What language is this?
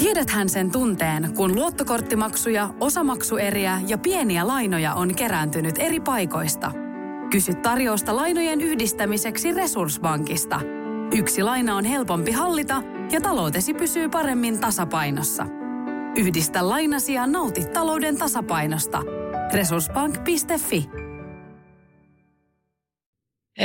Finnish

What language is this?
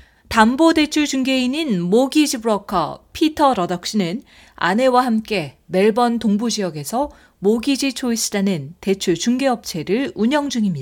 Korean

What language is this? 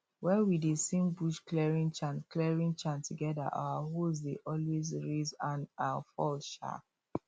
Nigerian Pidgin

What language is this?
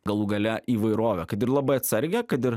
Lithuanian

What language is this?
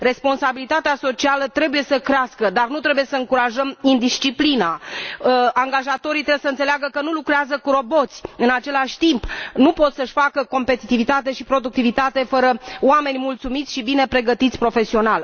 Romanian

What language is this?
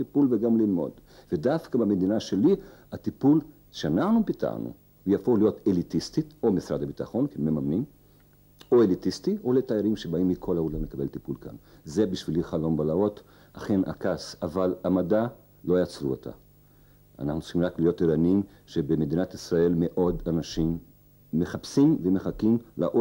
Hebrew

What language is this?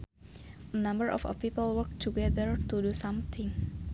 Sundanese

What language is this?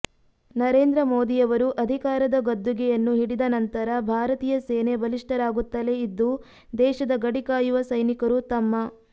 Kannada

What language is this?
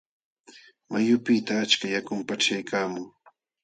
Jauja Wanca Quechua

